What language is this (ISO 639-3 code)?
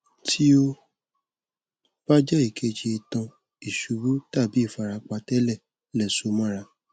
yor